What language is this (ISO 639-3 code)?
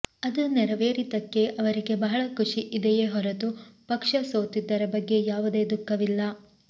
kan